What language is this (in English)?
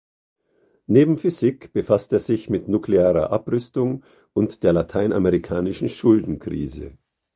German